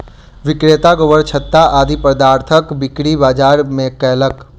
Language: Maithili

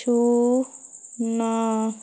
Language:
Odia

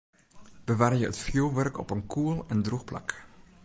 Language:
Western Frisian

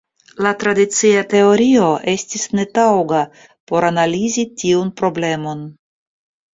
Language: Esperanto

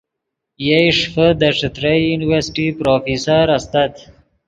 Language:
Yidgha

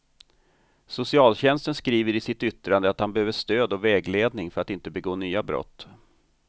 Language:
Swedish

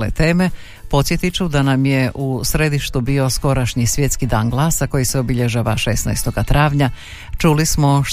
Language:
Croatian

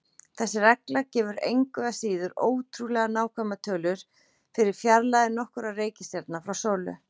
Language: Icelandic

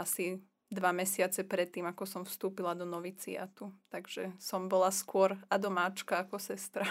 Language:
Slovak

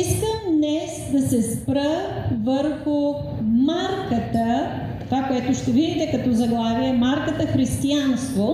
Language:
Bulgarian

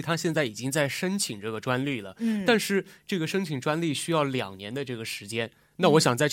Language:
Chinese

